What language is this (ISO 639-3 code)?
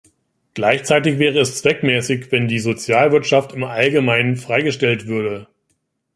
deu